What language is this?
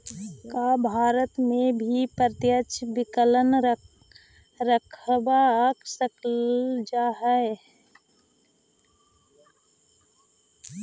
Magahi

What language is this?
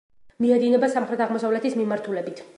Georgian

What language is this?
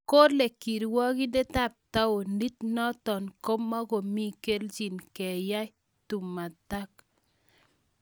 Kalenjin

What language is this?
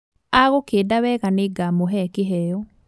Kikuyu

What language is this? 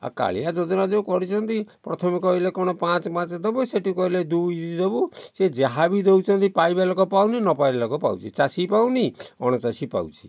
Odia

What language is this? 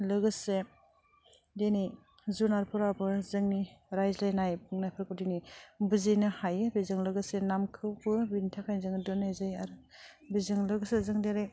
Bodo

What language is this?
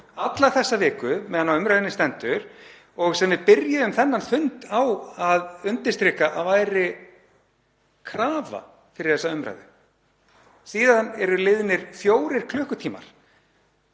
Icelandic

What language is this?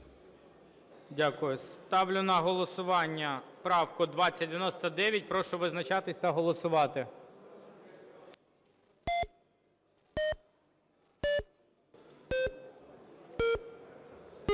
Ukrainian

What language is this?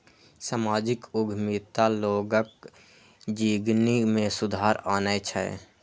Maithili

